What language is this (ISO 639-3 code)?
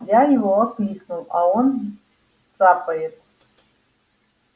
rus